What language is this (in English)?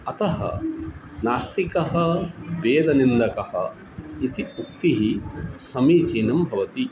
Sanskrit